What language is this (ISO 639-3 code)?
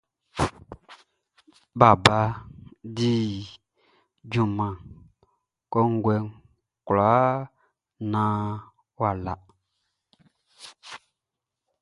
bci